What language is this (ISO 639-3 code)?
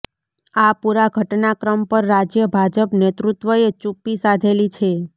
guj